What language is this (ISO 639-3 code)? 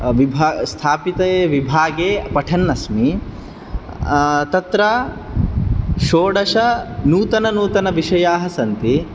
san